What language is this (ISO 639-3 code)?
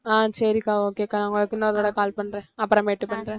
tam